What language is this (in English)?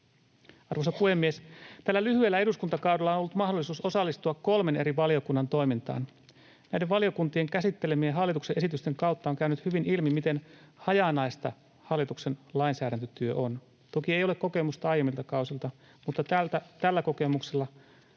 Finnish